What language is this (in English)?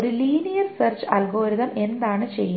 Malayalam